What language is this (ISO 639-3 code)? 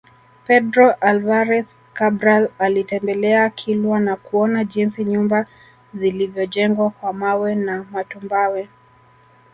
swa